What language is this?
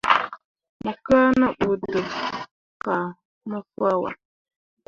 Mundang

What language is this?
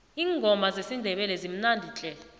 South Ndebele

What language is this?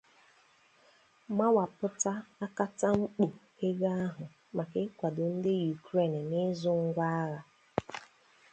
Igbo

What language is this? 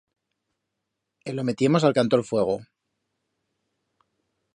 Aragonese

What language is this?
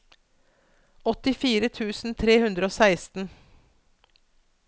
Norwegian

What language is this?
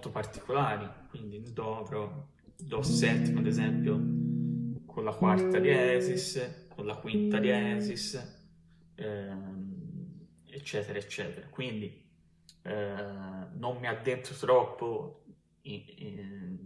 Italian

